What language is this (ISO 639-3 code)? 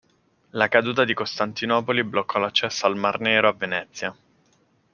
ita